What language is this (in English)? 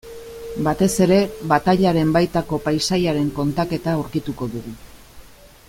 Basque